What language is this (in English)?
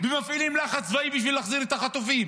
Hebrew